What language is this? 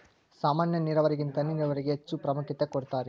Kannada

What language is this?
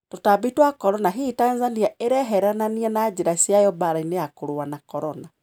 Kikuyu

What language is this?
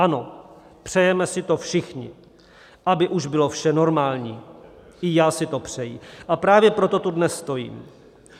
Czech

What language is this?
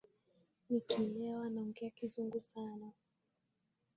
Swahili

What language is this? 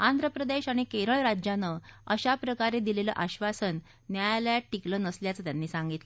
Marathi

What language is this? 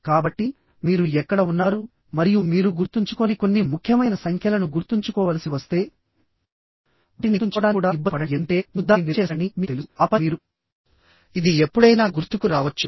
Telugu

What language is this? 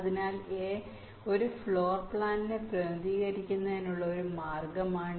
Malayalam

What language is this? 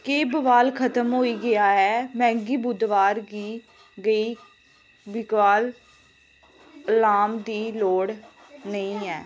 Dogri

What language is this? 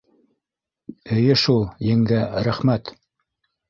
Bashkir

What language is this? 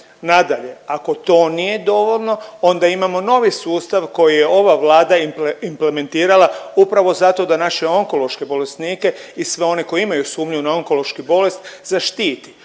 Croatian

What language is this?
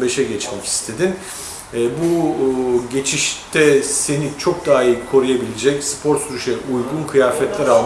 Turkish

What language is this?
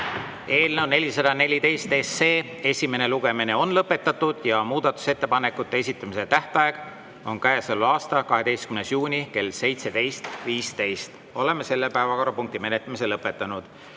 Estonian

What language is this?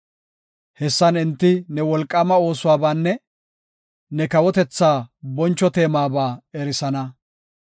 Gofa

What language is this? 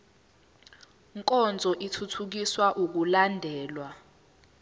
Zulu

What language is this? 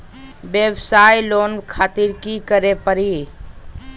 Magahi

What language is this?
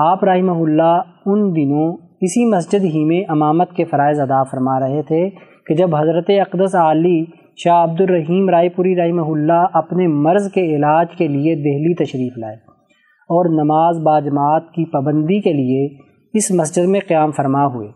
Urdu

